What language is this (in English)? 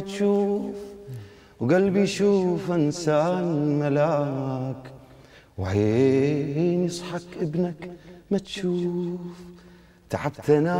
Arabic